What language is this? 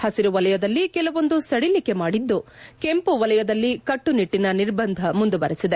Kannada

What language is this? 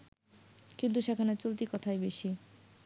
Bangla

